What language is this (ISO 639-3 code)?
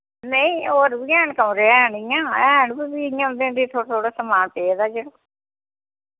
doi